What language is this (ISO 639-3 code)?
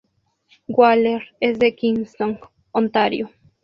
spa